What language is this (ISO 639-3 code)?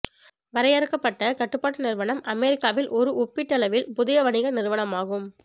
tam